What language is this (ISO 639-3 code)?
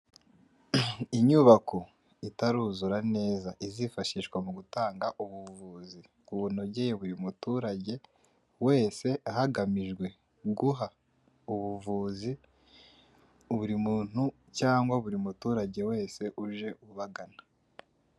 kin